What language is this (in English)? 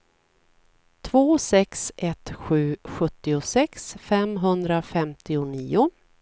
Swedish